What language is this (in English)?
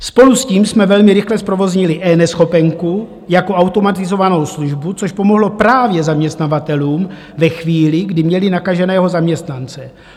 Czech